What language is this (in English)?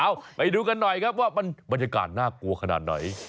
Thai